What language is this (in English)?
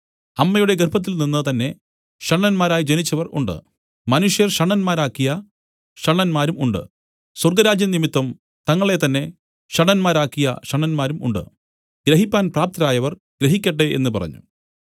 Malayalam